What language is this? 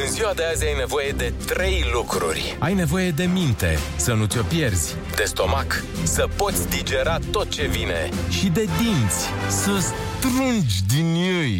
Romanian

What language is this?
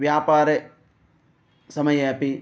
Sanskrit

